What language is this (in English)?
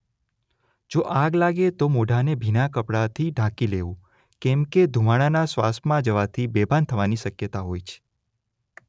Gujarati